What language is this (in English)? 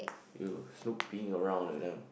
English